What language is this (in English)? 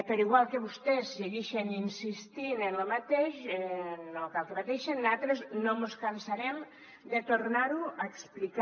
Catalan